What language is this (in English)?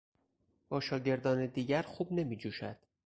Persian